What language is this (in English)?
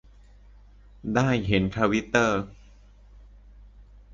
Thai